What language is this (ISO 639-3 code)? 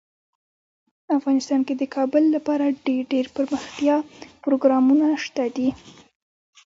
pus